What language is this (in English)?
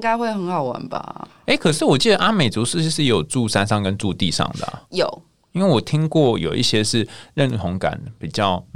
Chinese